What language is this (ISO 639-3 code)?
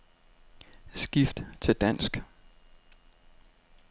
dan